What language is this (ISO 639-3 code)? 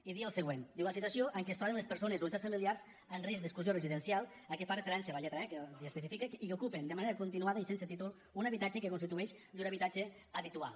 cat